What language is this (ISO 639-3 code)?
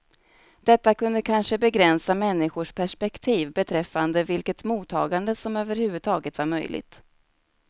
swe